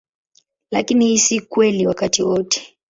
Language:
Swahili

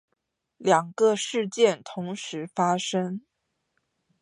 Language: Chinese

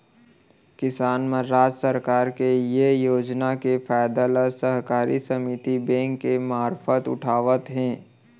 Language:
Chhattisgarhi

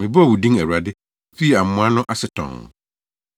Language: Akan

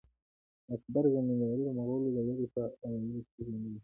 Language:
Pashto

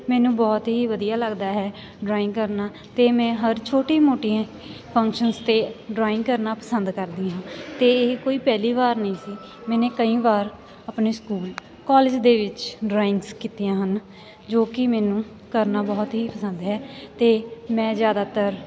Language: Punjabi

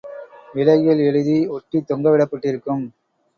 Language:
Tamil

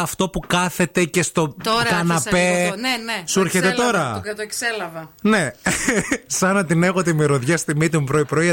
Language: Greek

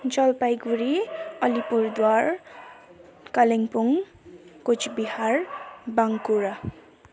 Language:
Nepali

